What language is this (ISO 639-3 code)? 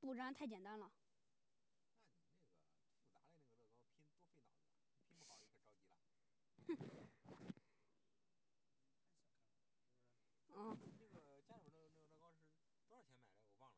zho